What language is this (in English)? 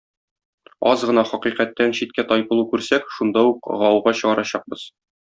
Tatar